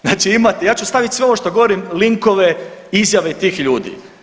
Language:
Croatian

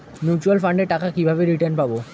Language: Bangla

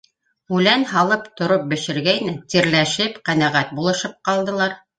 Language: Bashkir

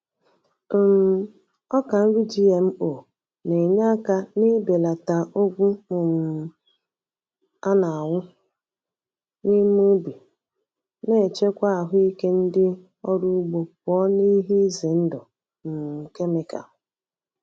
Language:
Igbo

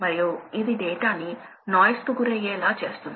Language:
Telugu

